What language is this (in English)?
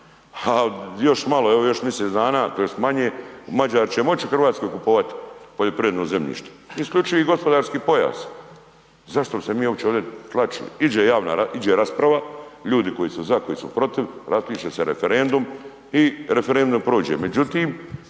Croatian